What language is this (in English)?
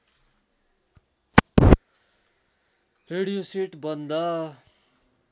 Nepali